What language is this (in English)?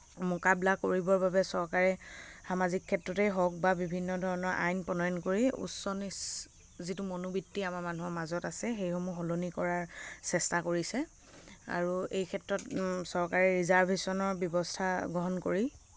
Assamese